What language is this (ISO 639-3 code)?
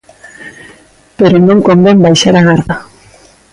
glg